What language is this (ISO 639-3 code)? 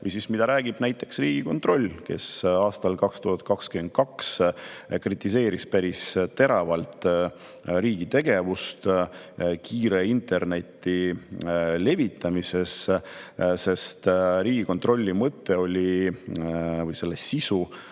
est